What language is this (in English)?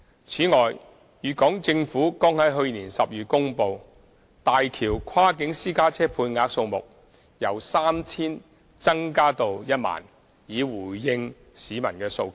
Cantonese